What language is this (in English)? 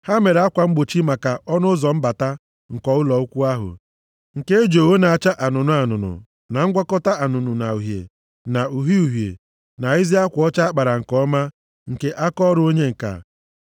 Igbo